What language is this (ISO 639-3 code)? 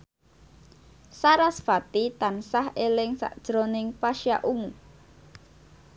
jav